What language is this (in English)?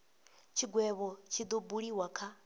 Venda